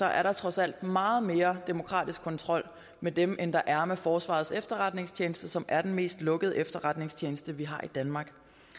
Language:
Danish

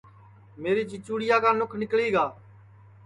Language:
Sansi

